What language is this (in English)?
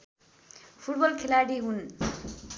Nepali